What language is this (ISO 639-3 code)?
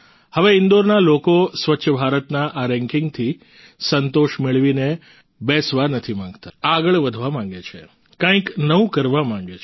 guj